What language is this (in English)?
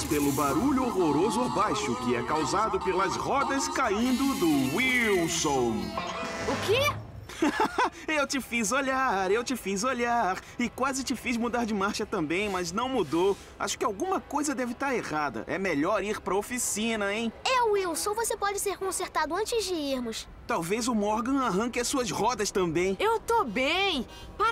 Portuguese